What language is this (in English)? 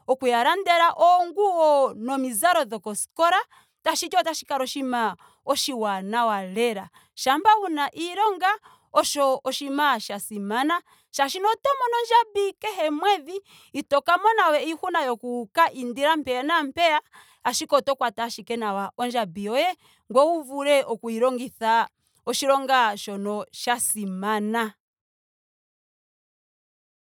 Ndonga